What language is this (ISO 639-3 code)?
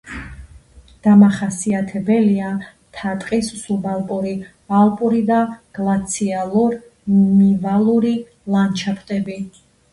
kat